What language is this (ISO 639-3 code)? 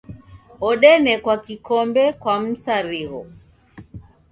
dav